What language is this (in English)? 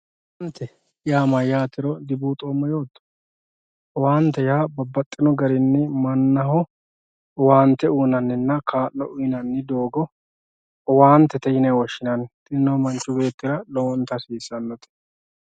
Sidamo